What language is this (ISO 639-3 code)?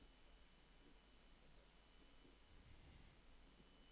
nor